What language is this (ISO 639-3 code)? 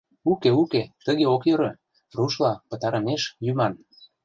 chm